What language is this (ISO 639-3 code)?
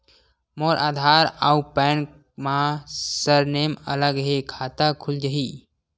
hne